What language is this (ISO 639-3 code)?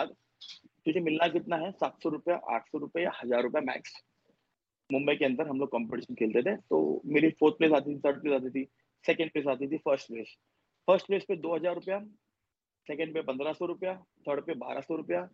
urd